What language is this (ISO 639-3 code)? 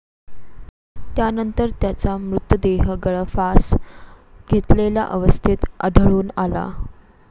mar